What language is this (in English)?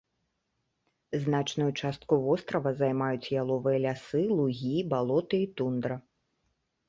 Belarusian